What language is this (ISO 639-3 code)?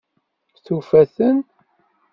kab